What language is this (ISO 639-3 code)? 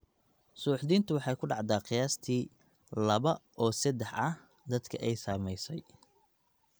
som